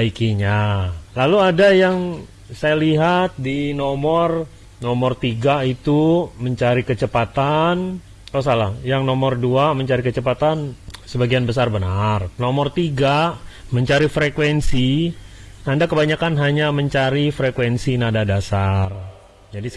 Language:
Indonesian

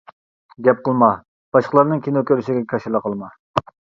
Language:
Uyghur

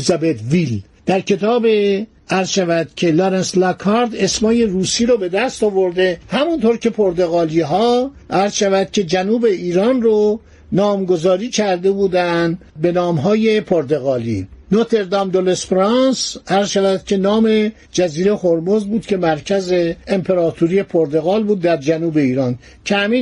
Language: Persian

